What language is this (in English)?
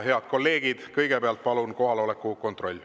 Estonian